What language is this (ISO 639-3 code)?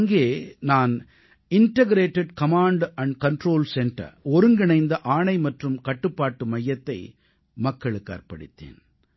tam